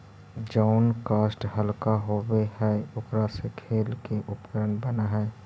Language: Magahi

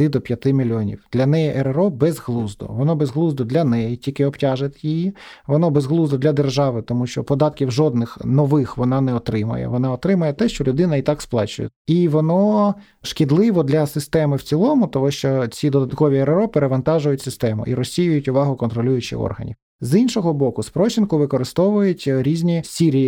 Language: Ukrainian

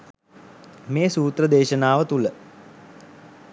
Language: Sinhala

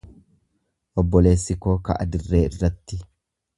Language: Oromo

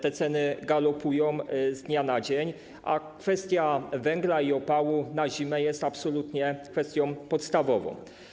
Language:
Polish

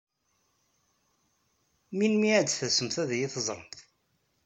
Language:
Kabyle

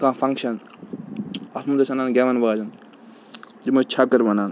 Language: Kashmiri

